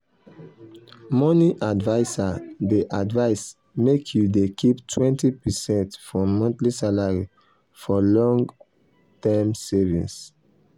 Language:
Nigerian Pidgin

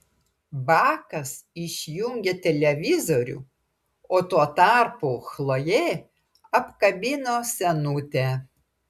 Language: Lithuanian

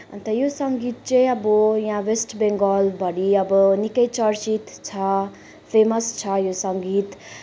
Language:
Nepali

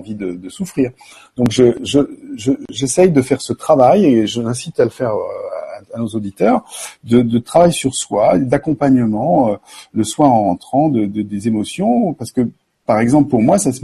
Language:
French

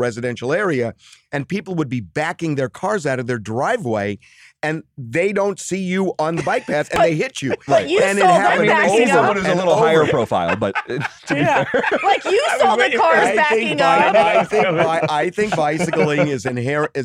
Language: English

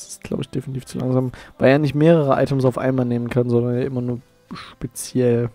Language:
German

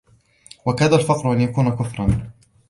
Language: Arabic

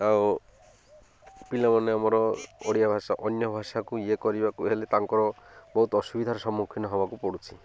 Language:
Odia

